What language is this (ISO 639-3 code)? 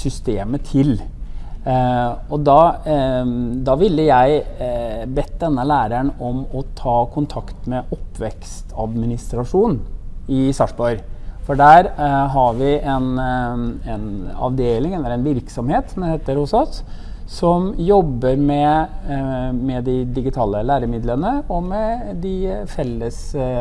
nor